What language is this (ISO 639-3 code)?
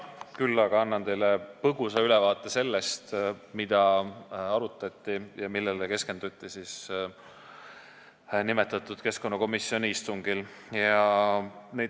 est